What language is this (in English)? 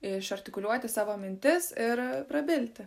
Lithuanian